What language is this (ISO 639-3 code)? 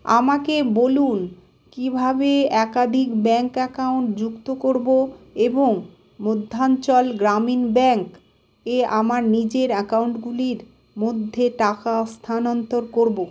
ben